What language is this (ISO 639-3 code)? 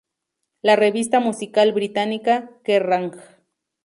spa